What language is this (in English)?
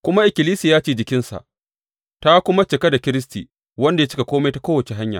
Hausa